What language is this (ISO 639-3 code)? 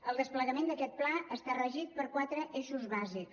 cat